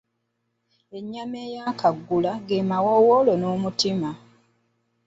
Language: Ganda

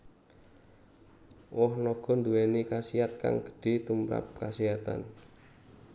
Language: Javanese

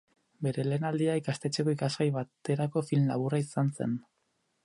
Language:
Basque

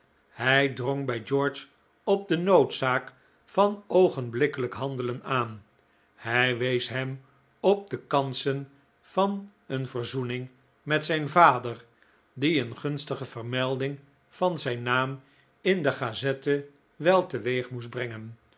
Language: Dutch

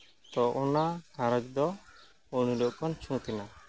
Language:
Santali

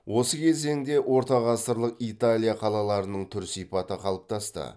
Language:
Kazakh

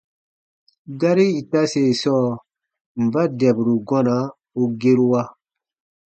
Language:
Baatonum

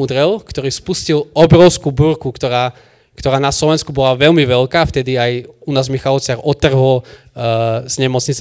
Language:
Slovak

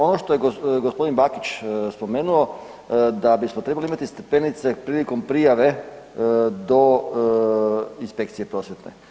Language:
Croatian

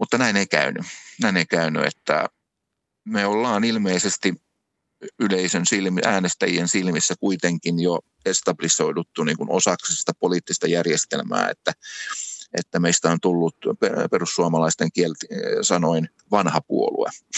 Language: Finnish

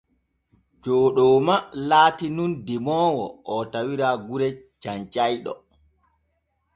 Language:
Borgu Fulfulde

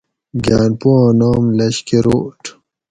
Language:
Gawri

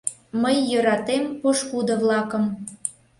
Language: Mari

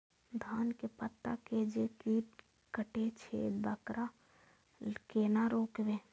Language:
Maithili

